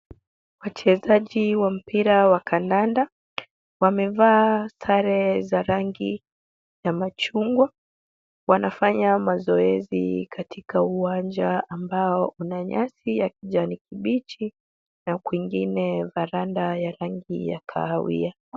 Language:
Swahili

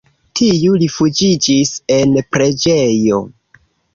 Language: Esperanto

